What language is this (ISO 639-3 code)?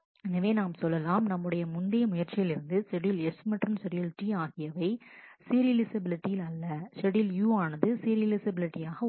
tam